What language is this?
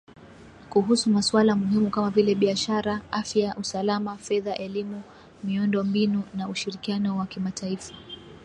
Swahili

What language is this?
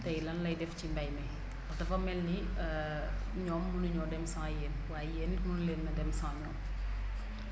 Wolof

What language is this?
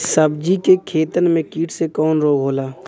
Bhojpuri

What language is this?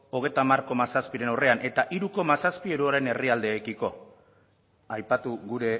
Basque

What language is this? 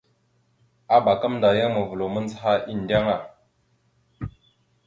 Mada (Cameroon)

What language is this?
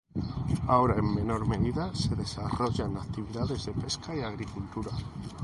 Spanish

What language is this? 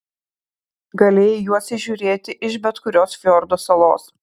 Lithuanian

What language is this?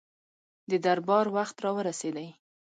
Pashto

